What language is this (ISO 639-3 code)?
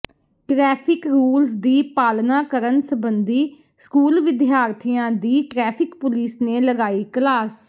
pan